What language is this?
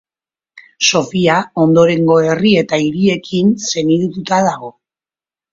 Basque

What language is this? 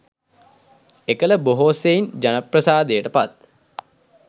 Sinhala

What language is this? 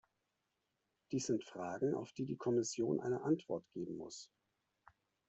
German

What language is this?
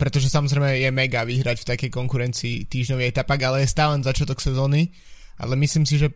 Slovak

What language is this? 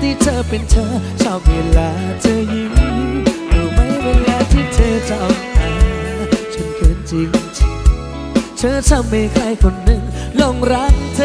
Thai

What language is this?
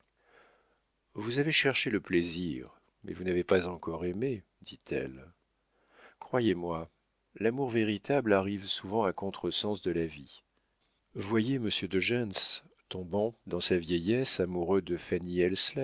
French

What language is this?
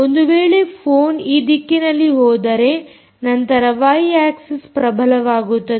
Kannada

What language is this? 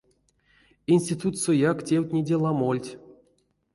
Erzya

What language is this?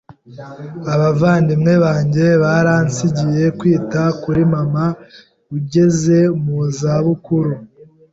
Kinyarwanda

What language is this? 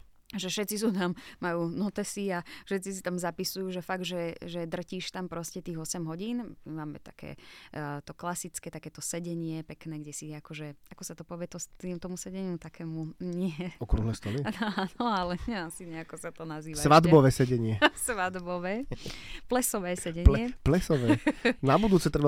Slovak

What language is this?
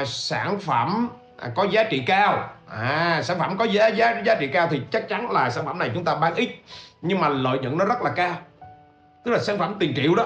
Vietnamese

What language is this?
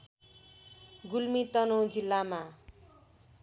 Nepali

